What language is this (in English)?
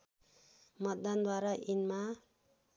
Nepali